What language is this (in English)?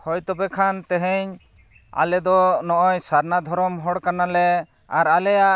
Santali